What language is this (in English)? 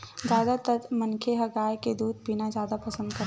Chhattisgarhi